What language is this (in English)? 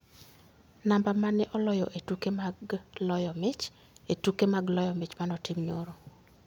Luo (Kenya and Tanzania)